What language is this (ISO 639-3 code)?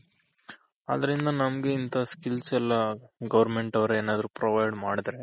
kan